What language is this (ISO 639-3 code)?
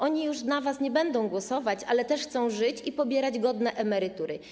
pol